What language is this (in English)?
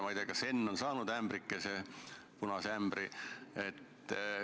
Estonian